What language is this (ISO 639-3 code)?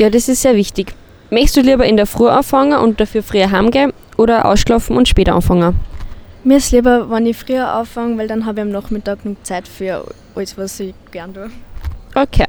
deu